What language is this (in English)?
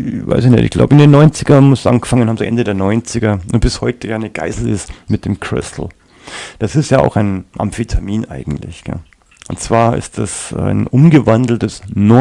German